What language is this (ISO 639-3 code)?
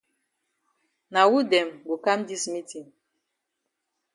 wes